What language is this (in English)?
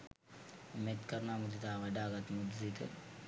Sinhala